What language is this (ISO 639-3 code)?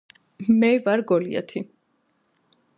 kat